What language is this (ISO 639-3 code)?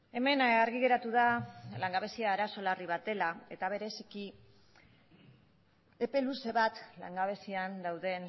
eus